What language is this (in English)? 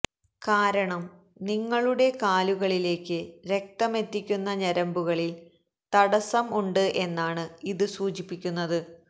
Malayalam